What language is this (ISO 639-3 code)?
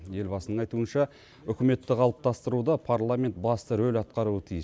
kaz